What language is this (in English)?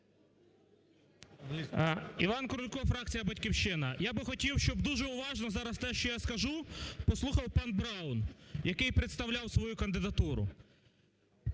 Ukrainian